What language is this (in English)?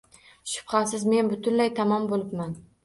Uzbek